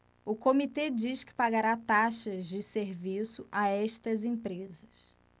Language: Portuguese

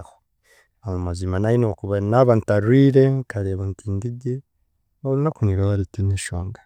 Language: Chiga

